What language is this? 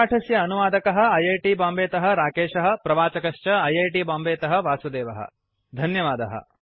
Sanskrit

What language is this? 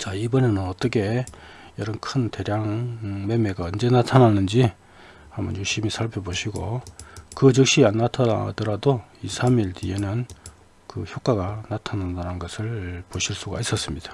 Korean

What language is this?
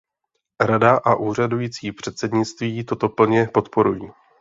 Czech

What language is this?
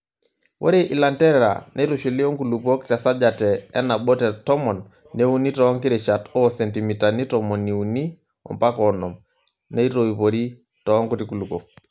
Masai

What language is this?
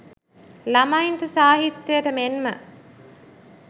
Sinhala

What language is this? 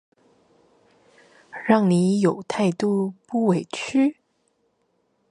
Chinese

